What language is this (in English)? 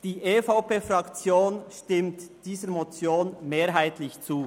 Swiss German